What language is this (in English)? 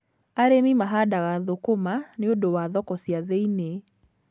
Kikuyu